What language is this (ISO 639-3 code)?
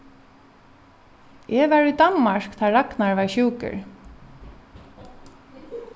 fao